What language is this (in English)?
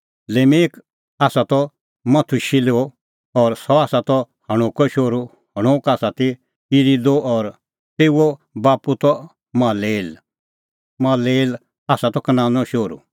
Kullu Pahari